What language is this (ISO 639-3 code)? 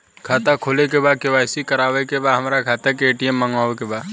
bho